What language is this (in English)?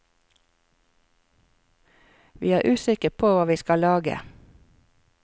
Norwegian